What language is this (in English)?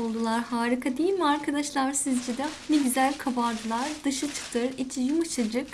Turkish